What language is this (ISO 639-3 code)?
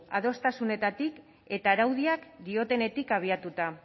eus